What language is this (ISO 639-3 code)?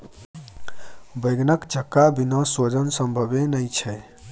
mai